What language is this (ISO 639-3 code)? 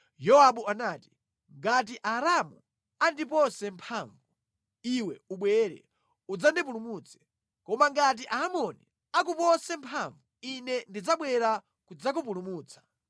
nya